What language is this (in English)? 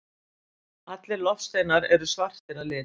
Icelandic